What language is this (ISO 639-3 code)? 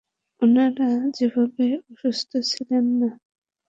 ben